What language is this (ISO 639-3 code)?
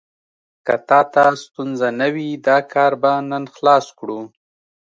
pus